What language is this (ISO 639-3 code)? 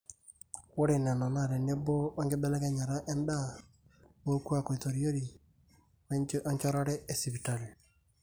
mas